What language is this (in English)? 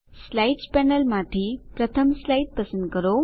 Gujarati